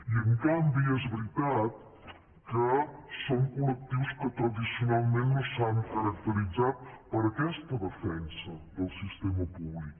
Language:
Catalan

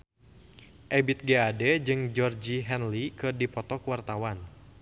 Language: Sundanese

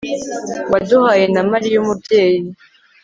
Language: Kinyarwanda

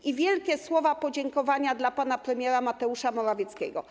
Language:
Polish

